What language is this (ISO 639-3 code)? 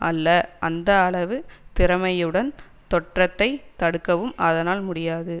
tam